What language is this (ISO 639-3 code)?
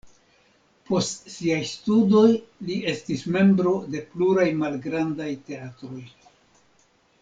epo